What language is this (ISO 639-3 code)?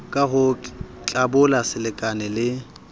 sot